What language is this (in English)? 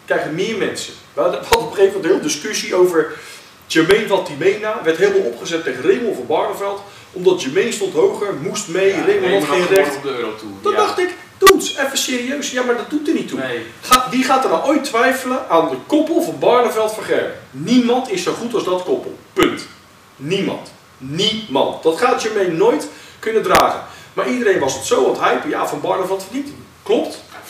Dutch